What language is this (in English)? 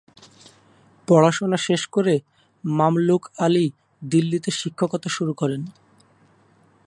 Bangla